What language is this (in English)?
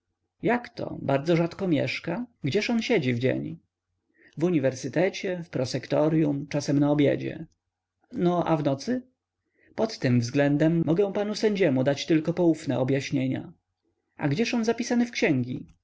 Polish